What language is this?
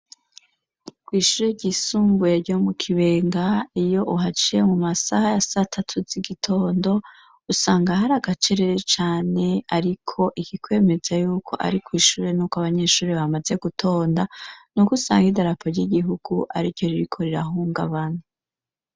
Rundi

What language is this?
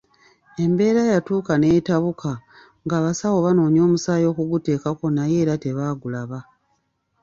Ganda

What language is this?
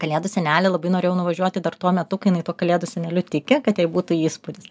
Lithuanian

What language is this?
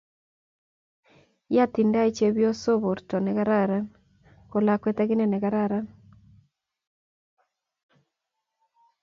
Kalenjin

